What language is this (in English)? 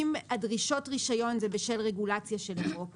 Hebrew